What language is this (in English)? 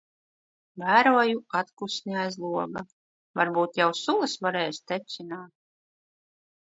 Latvian